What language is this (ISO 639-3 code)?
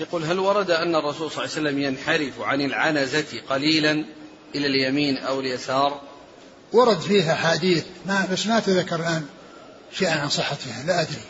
ara